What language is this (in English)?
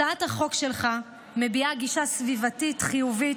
Hebrew